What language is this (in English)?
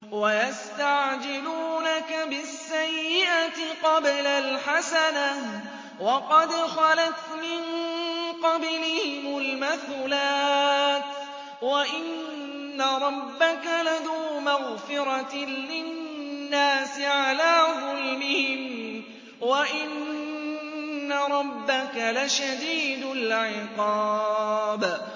Arabic